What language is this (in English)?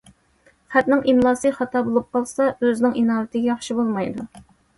Uyghur